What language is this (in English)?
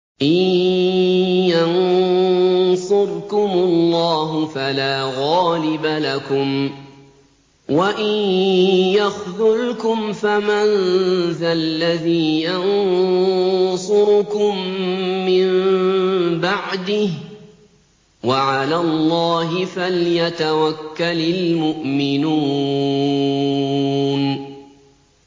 Arabic